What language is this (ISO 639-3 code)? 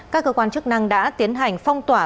vie